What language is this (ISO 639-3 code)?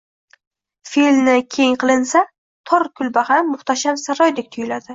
uzb